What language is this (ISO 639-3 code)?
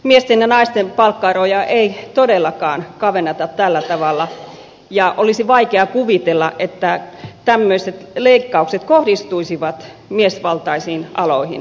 fin